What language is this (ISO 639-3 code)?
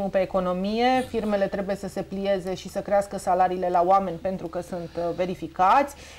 ron